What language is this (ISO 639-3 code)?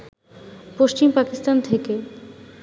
ben